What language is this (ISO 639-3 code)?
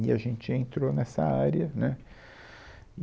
por